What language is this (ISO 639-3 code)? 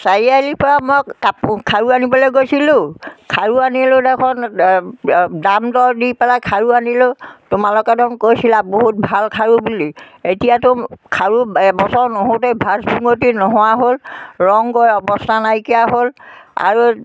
asm